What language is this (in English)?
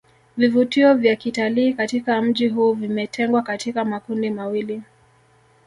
Swahili